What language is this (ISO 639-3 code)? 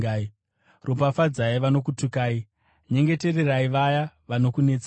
sna